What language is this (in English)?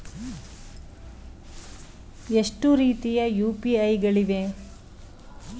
Kannada